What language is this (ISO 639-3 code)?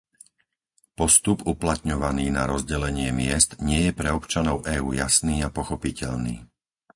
slk